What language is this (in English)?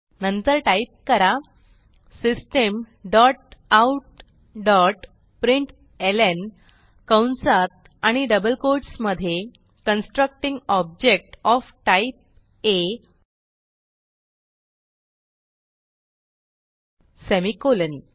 Marathi